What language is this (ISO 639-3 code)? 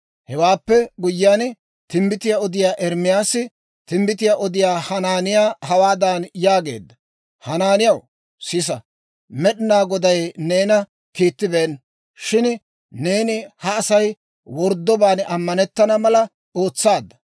dwr